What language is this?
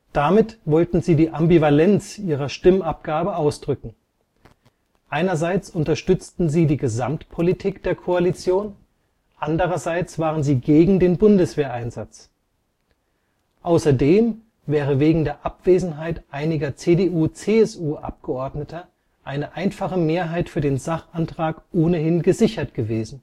German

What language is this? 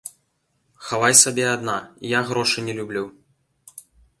Belarusian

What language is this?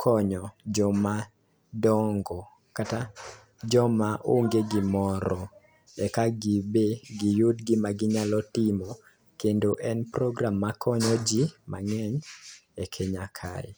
Luo (Kenya and Tanzania)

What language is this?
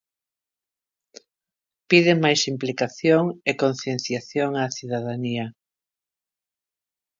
Galician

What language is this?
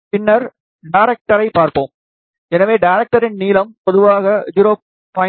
Tamil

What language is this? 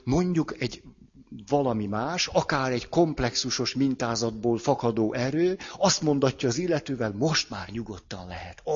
Hungarian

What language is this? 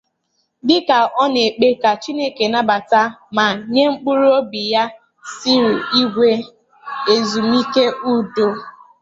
Igbo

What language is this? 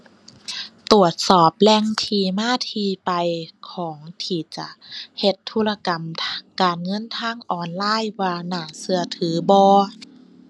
Thai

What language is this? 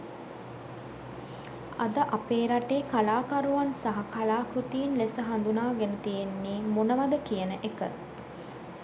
Sinhala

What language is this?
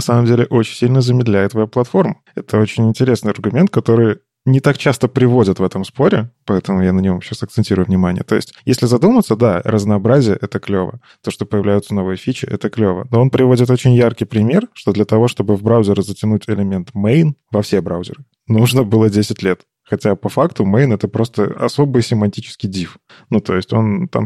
Russian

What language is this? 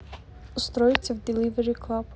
Russian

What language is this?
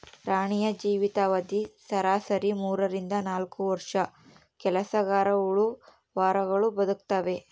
Kannada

